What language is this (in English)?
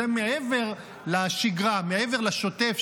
Hebrew